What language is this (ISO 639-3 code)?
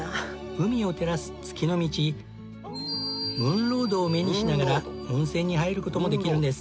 jpn